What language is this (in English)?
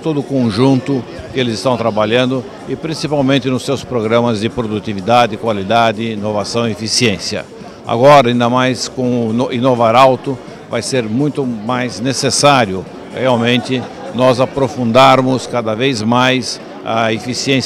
Portuguese